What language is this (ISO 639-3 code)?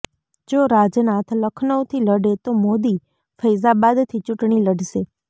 guj